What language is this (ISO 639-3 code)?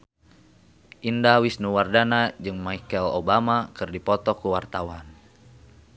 sun